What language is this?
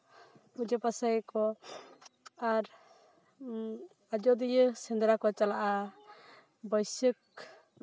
Santali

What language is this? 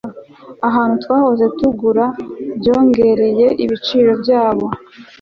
Kinyarwanda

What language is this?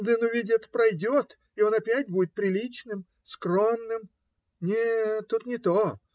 Russian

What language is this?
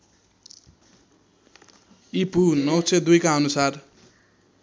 Nepali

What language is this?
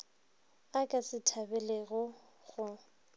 Northern Sotho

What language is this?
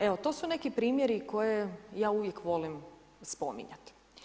Croatian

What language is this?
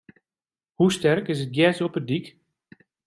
Western Frisian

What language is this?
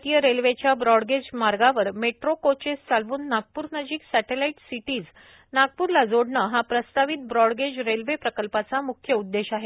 Marathi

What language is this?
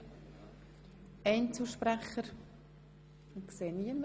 Swiss German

